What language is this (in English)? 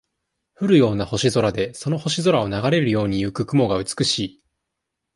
Japanese